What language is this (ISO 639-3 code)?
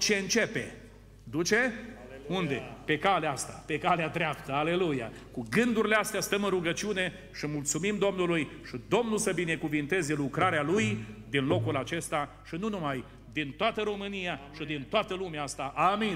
ron